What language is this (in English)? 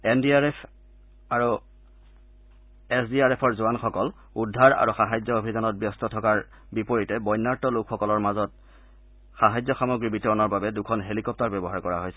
Assamese